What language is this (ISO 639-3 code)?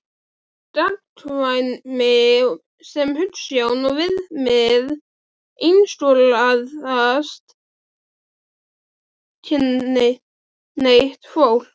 isl